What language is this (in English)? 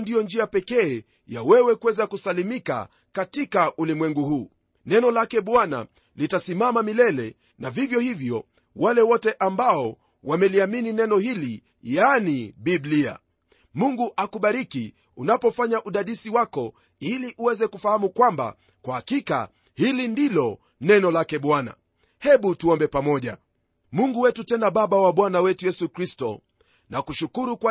Swahili